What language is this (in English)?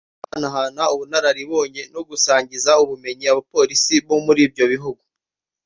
Kinyarwanda